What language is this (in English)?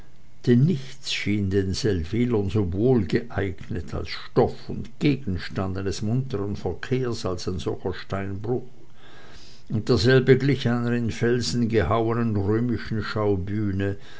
German